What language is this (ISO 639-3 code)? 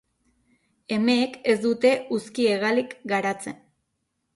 eus